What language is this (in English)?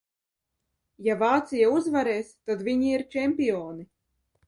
Latvian